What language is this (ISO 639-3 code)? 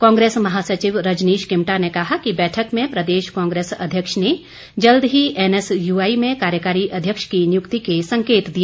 hin